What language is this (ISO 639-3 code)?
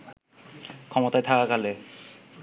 ben